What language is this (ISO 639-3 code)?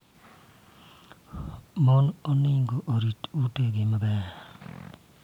luo